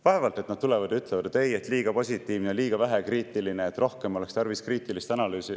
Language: Estonian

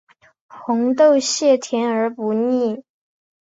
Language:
Chinese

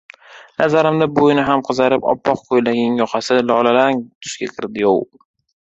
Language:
Uzbek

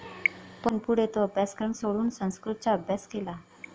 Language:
Marathi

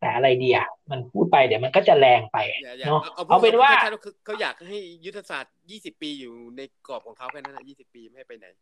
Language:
Thai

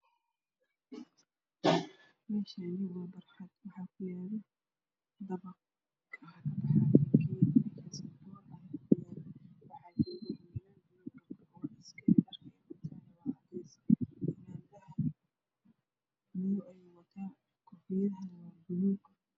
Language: Somali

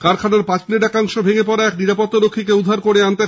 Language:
Bangla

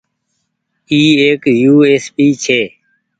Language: Goaria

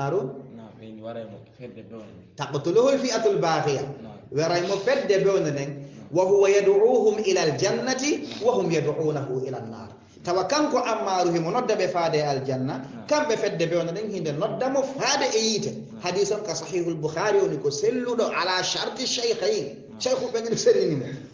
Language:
Arabic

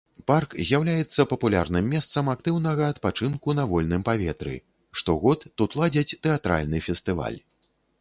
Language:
Belarusian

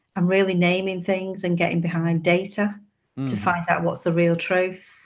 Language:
English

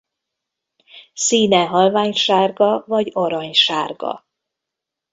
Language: Hungarian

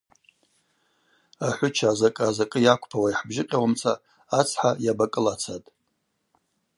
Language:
Abaza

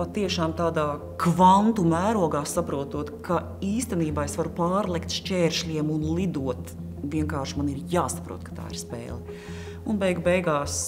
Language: Latvian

